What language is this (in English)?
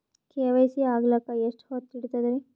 Kannada